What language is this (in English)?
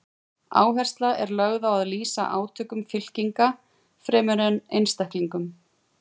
Icelandic